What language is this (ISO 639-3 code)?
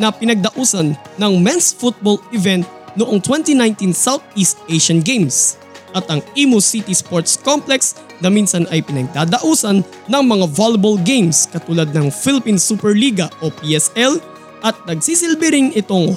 fil